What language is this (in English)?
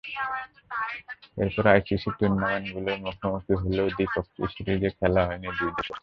Bangla